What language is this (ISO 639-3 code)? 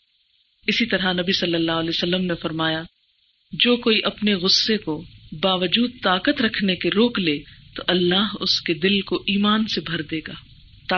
urd